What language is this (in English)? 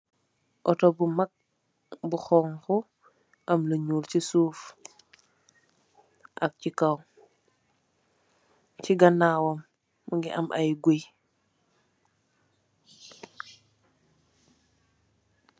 Wolof